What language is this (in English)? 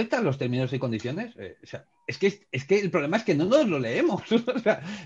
Spanish